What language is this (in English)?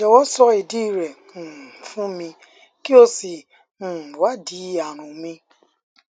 Yoruba